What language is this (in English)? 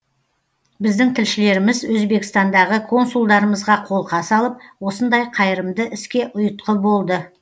Kazakh